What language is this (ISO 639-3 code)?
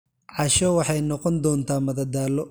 som